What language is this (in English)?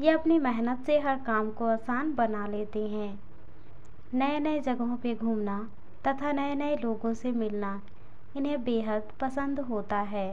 Hindi